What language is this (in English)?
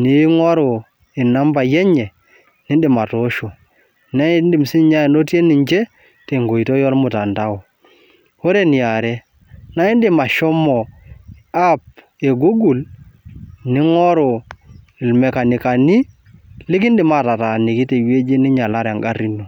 Masai